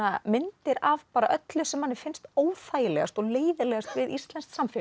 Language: Icelandic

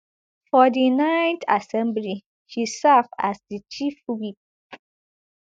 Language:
Nigerian Pidgin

